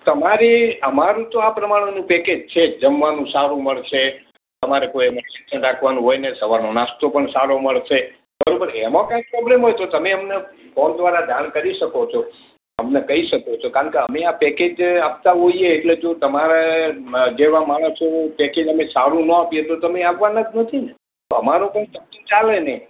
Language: Gujarati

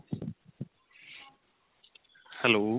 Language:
Punjabi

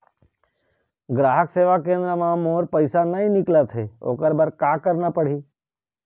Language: Chhattisgarhi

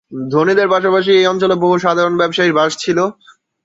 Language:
Bangla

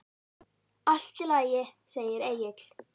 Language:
Icelandic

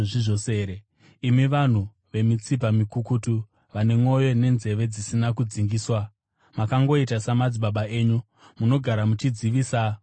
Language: Shona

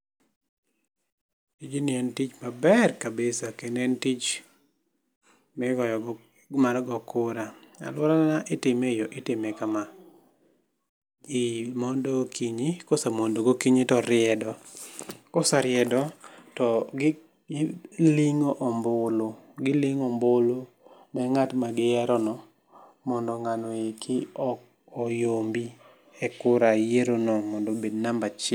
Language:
Luo (Kenya and Tanzania)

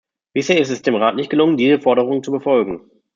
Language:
German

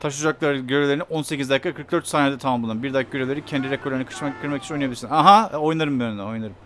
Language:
Turkish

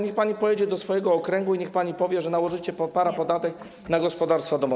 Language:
Polish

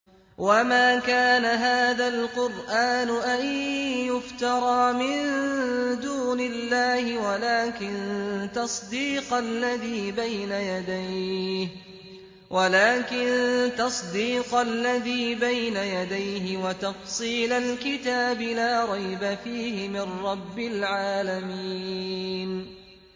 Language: Arabic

